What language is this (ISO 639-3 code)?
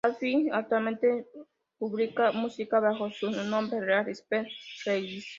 spa